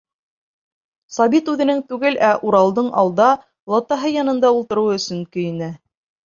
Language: Bashkir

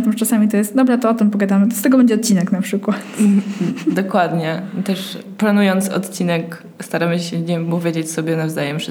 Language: Polish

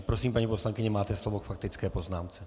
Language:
Czech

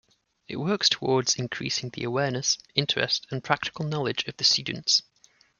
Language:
English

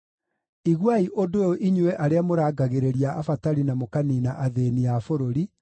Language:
Kikuyu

